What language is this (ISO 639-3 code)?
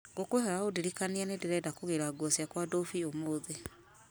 kik